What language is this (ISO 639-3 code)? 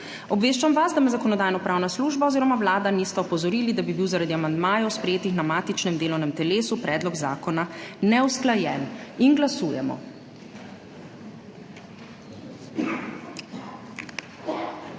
slv